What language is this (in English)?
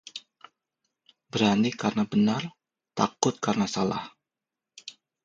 Indonesian